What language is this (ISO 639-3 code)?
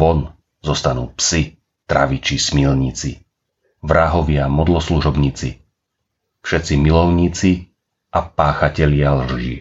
slk